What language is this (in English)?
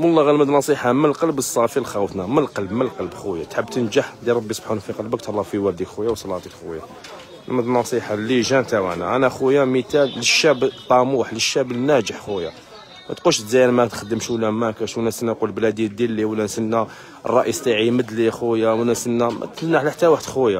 Arabic